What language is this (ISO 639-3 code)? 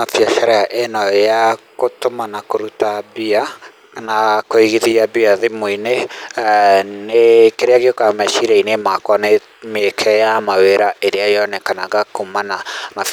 kik